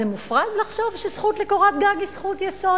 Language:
Hebrew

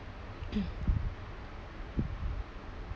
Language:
English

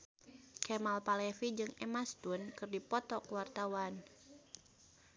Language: Sundanese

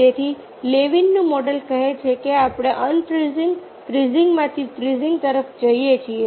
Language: Gujarati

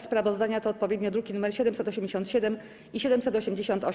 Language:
Polish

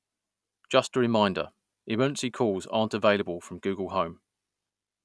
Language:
English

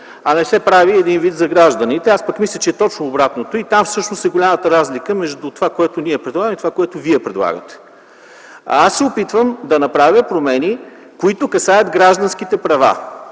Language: Bulgarian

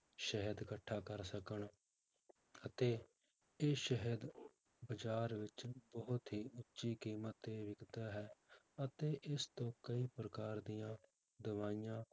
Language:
Punjabi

